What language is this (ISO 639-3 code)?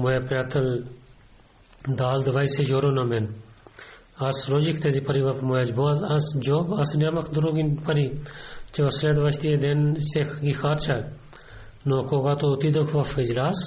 bul